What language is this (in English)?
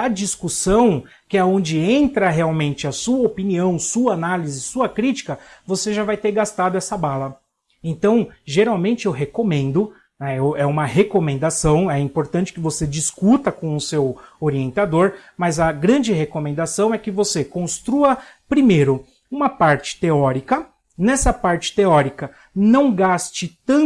Portuguese